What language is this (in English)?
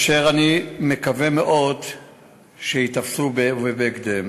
Hebrew